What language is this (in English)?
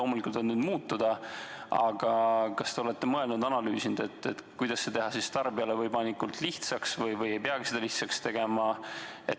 Estonian